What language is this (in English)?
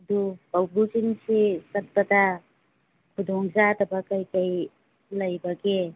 Manipuri